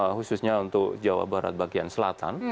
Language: Indonesian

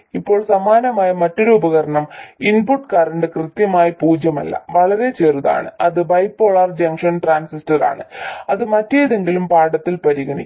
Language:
Malayalam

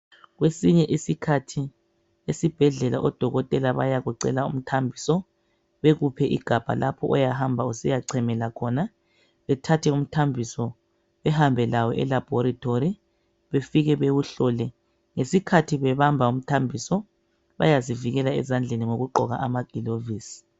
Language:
North Ndebele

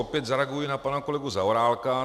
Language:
Czech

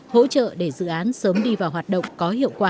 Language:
Vietnamese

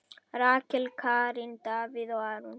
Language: Icelandic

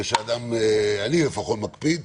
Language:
Hebrew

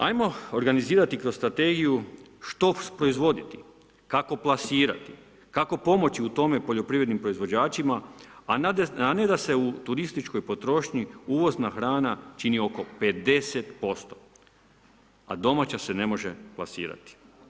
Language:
Croatian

